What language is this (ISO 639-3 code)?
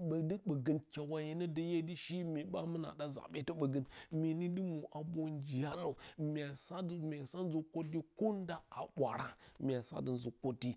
bcy